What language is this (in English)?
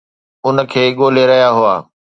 Sindhi